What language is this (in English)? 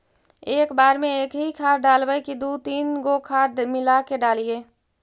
Magahi